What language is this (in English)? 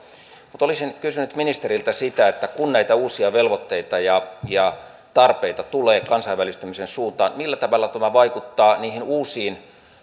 Finnish